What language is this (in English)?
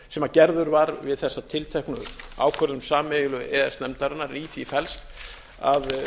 Icelandic